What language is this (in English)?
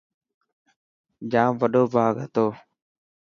Dhatki